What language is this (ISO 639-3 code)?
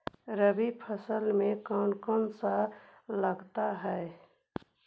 mag